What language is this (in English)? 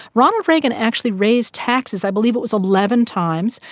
English